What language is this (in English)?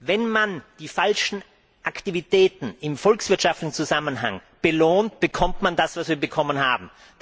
German